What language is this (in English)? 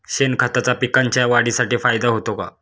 Marathi